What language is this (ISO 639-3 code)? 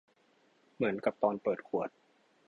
tha